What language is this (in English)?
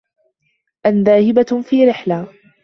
Arabic